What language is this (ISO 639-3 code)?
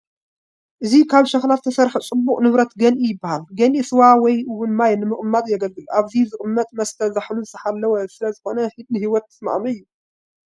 tir